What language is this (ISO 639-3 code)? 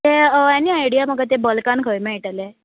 kok